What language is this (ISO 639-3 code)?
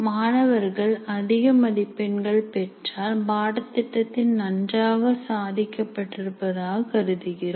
tam